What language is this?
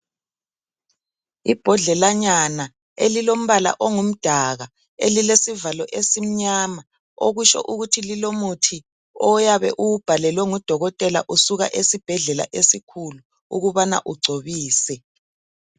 North Ndebele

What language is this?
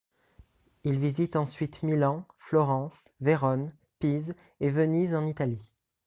French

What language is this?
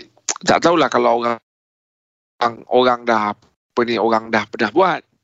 Malay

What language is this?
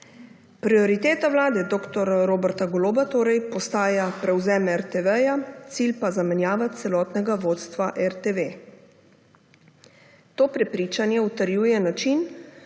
Slovenian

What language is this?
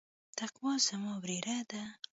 Pashto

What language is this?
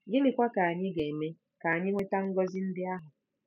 Igbo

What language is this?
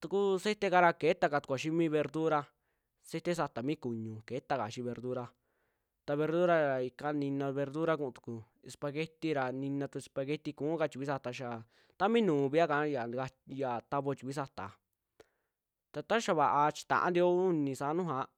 Western Juxtlahuaca Mixtec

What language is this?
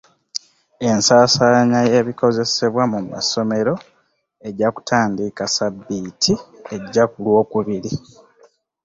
Ganda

